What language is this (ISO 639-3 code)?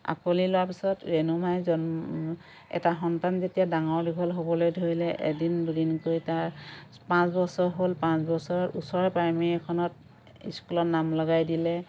asm